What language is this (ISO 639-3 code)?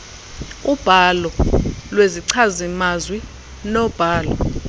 xho